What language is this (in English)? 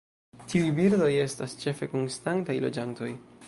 Esperanto